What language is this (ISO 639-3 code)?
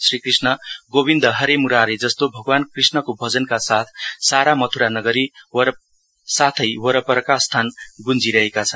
nep